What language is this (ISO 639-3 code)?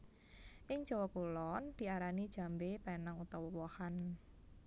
jav